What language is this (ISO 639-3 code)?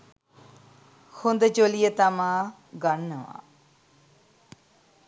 sin